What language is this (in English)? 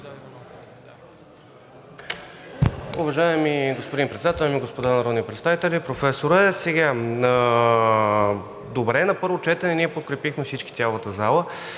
Bulgarian